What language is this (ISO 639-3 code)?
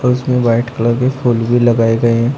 hin